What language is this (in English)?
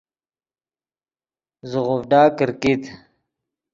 Yidgha